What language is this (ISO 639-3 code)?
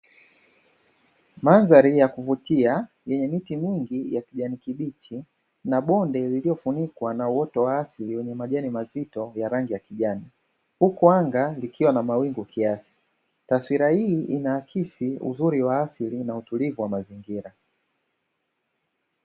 swa